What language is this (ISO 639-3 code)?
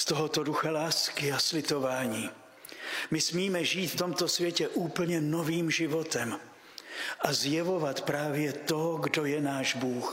ces